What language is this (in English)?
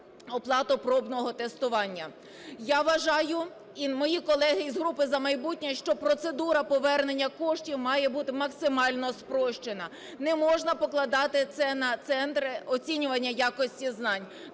Ukrainian